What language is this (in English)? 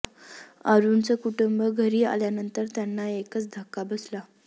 Marathi